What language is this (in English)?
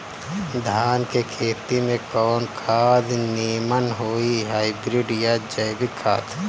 Bhojpuri